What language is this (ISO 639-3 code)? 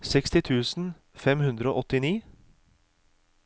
nor